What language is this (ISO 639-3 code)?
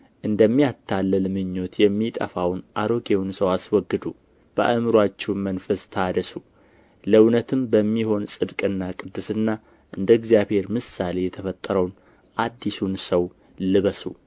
amh